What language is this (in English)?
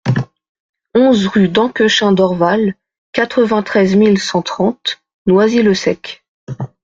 French